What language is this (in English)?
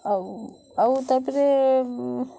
Odia